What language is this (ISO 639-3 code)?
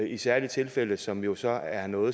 dan